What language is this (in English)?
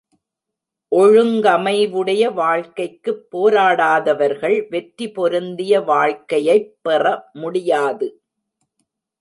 Tamil